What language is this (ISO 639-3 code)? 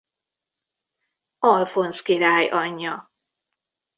hun